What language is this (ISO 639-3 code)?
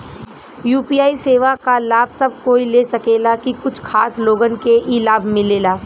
bho